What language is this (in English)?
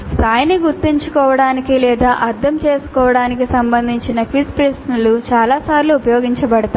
Telugu